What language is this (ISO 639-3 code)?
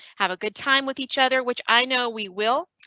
eng